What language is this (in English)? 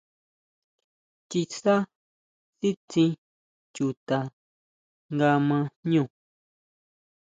Huautla Mazatec